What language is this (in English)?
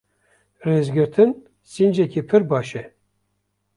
Kurdish